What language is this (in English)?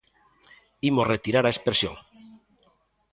Galician